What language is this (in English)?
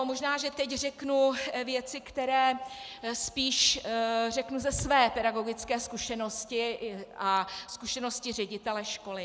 Czech